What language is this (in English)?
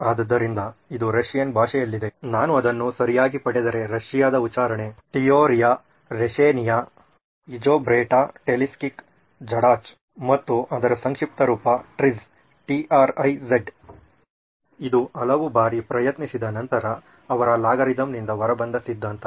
Kannada